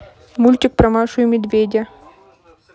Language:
Russian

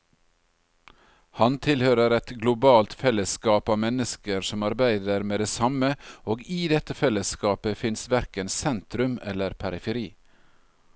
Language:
Norwegian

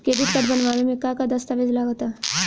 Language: Bhojpuri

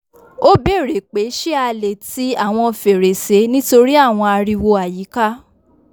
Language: Yoruba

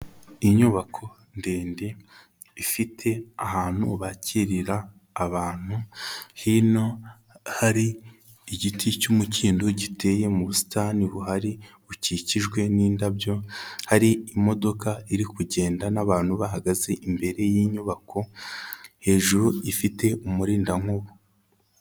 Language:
Kinyarwanda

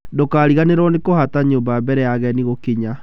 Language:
Kikuyu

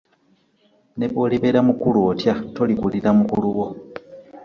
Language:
Ganda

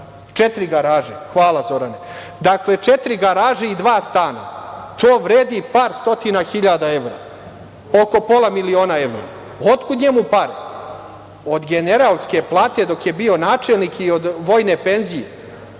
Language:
Serbian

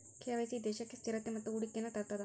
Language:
Kannada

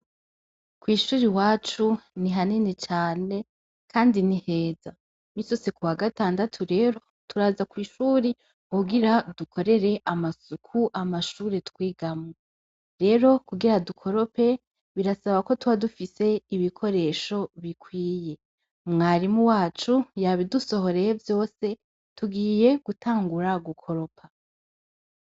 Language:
Rundi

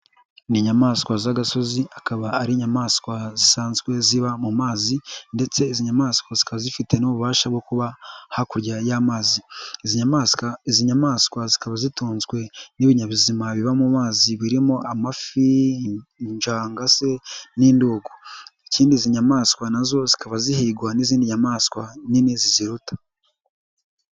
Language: Kinyarwanda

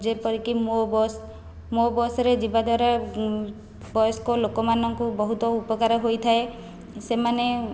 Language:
Odia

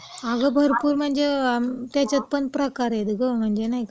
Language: Marathi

